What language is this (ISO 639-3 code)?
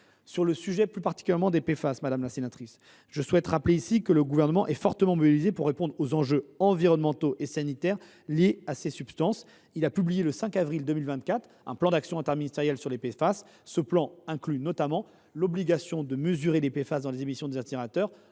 fra